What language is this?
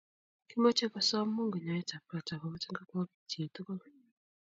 Kalenjin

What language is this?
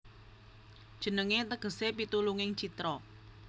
Javanese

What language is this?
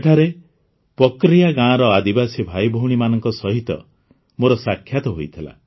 Odia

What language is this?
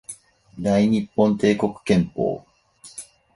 Japanese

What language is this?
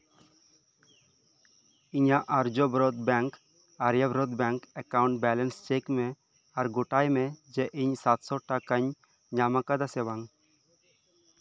Santali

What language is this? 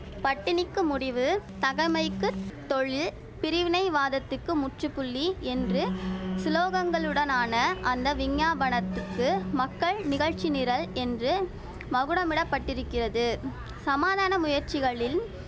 Tamil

